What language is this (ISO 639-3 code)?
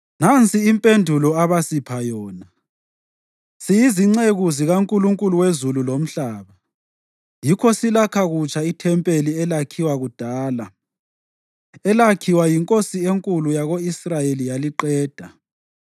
nde